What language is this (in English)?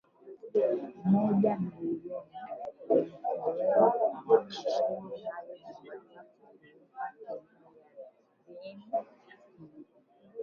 Swahili